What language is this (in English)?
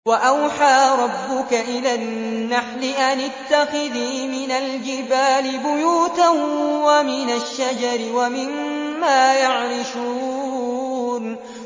Arabic